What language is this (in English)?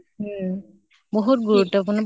Assamese